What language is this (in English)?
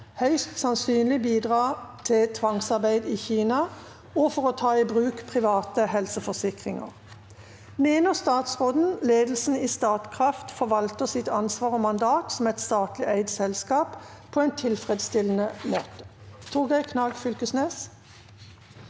Norwegian